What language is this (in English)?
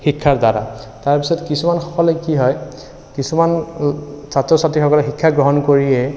Assamese